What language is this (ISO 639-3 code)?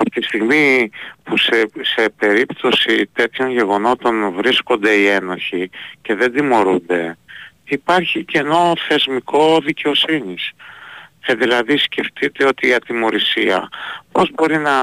ell